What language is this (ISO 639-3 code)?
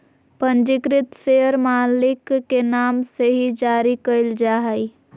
mag